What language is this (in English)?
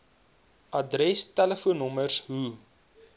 Afrikaans